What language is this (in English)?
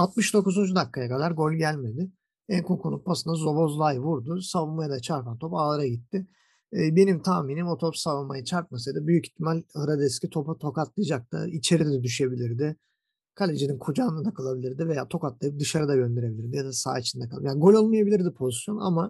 Turkish